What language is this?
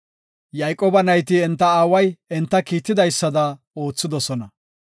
Gofa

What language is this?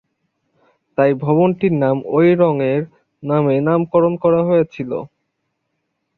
Bangla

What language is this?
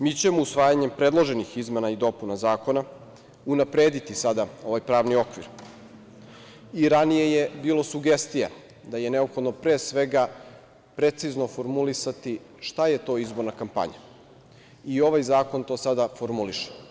Serbian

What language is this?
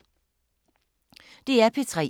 Danish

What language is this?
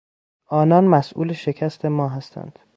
Persian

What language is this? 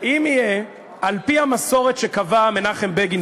Hebrew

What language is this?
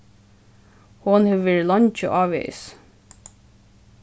Faroese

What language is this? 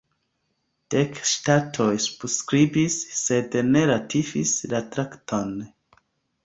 Esperanto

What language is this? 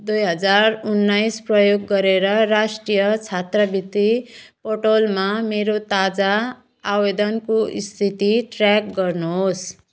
Nepali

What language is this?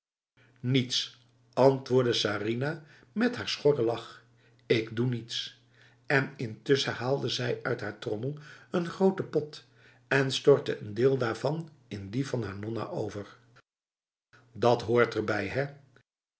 Dutch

